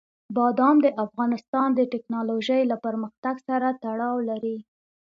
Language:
Pashto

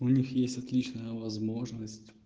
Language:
Russian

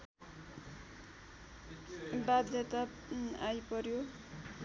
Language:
Nepali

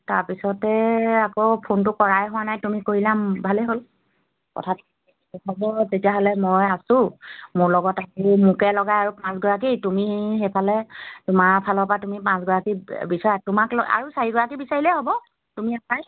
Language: Assamese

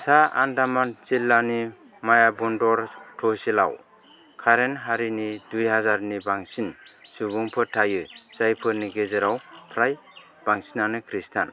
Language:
Bodo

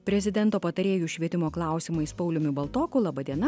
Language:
Lithuanian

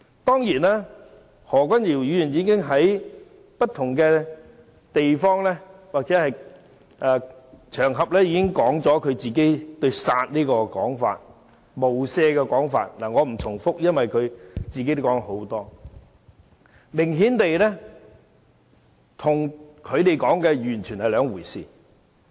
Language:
Cantonese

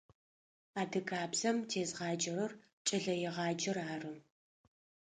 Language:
Adyghe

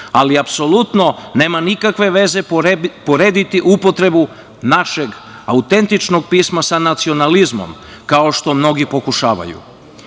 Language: Serbian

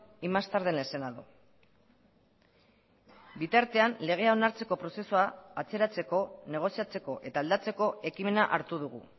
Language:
Basque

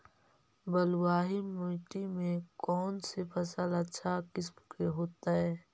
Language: Magahi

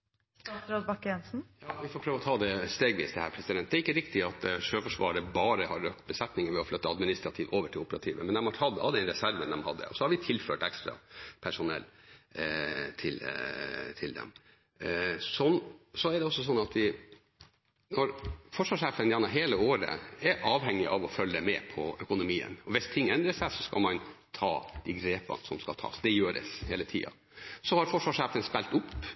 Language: Norwegian Bokmål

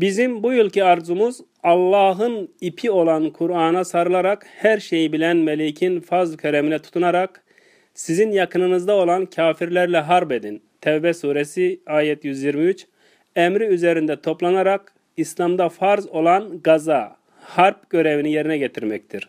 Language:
Turkish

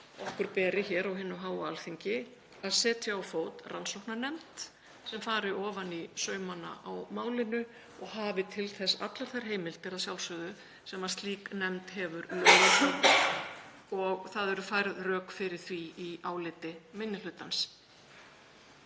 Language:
Icelandic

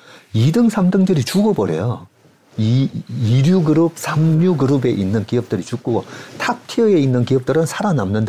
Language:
Korean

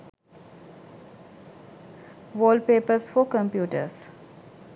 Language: Sinhala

